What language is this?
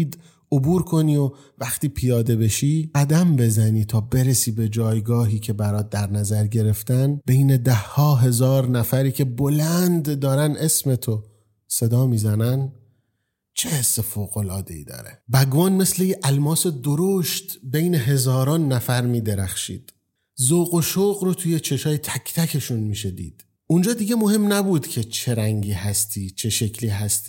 Persian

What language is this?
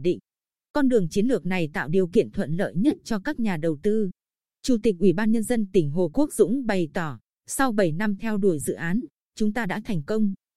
Vietnamese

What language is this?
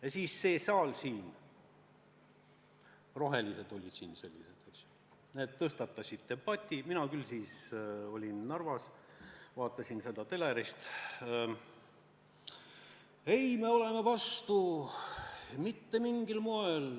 Estonian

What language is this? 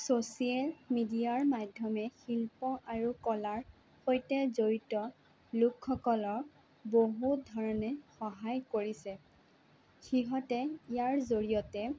Assamese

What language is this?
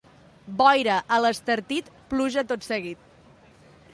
Catalan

